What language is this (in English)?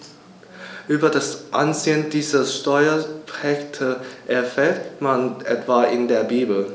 German